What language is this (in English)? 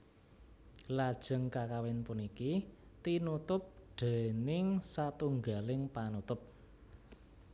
Javanese